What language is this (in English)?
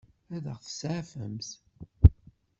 Kabyle